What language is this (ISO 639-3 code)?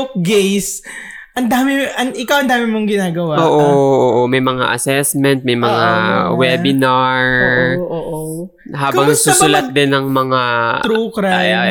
fil